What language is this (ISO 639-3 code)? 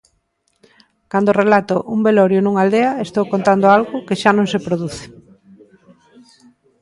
glg